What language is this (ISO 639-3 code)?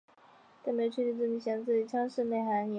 zho